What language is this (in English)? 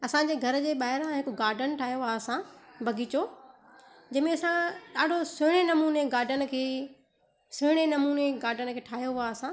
Sindhi